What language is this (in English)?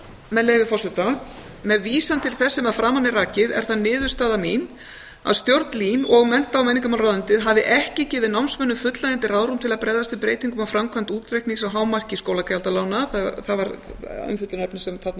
Icelandic